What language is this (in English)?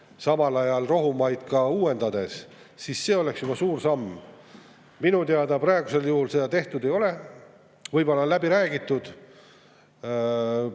Estonian